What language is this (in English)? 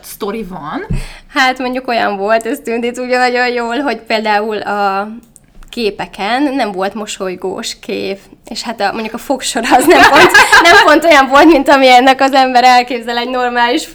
Hungarian